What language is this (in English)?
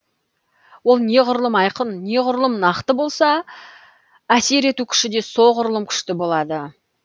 Kazakh